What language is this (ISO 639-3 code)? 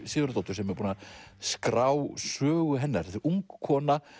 isl